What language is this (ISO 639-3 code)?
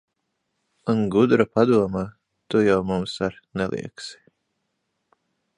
lav